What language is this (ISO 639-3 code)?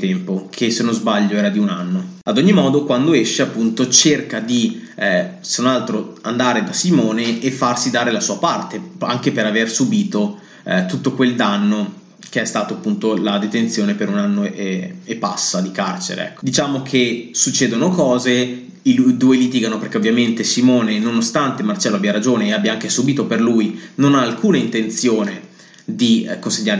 ita